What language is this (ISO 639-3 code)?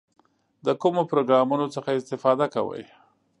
pus